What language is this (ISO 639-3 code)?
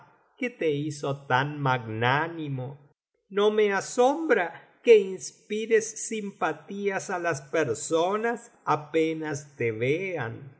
spa